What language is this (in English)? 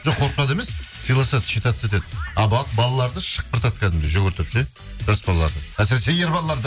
Kazakh